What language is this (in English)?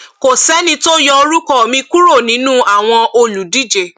Yoruba